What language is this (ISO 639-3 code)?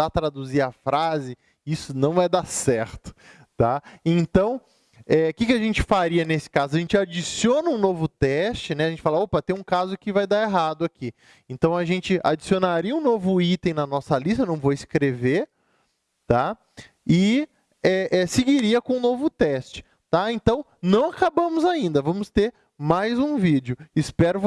por